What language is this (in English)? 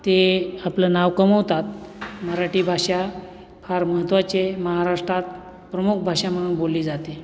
Marathi